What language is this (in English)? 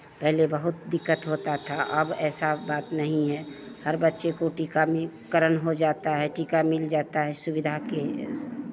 Hindi